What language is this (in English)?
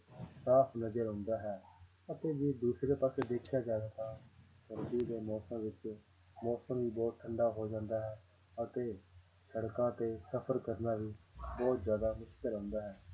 Punjabi